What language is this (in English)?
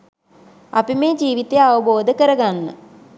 Sinhala